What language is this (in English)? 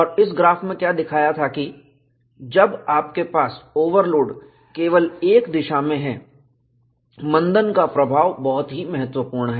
Hindi